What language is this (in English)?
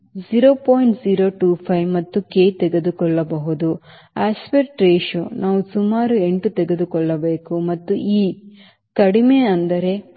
Kannada